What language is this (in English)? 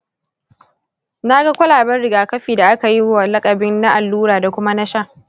Hausa